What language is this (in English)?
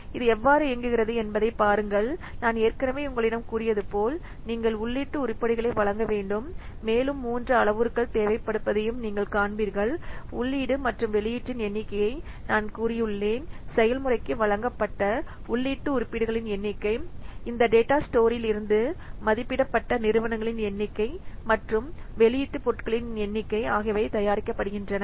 Tamil